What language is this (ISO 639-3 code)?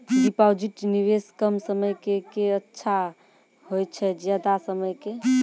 mai